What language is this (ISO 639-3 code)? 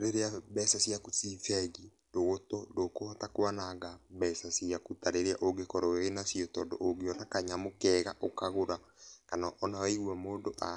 kik